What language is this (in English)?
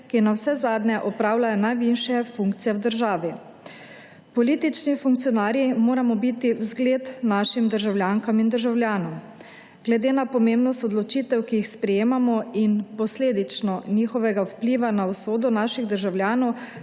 Slovenian